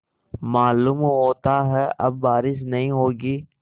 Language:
Hindi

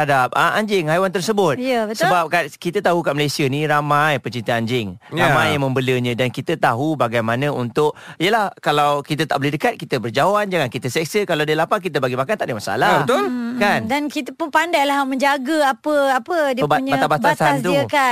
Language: Malay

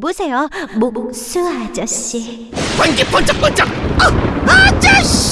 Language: Korean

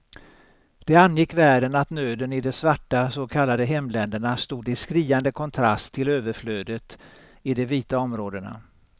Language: Swedish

